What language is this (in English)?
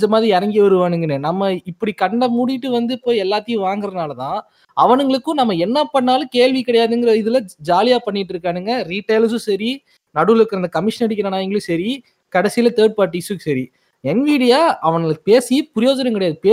Tamil